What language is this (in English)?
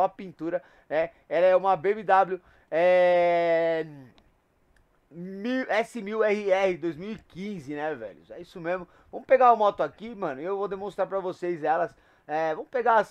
Portuguese